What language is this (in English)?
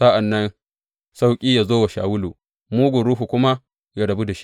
Hausa